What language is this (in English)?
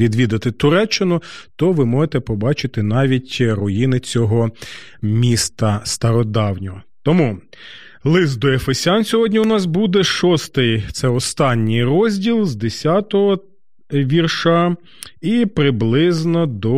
Ukrainian